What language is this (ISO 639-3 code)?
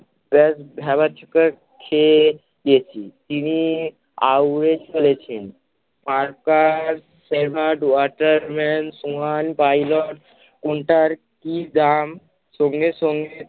ben